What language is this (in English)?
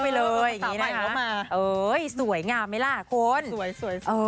Thai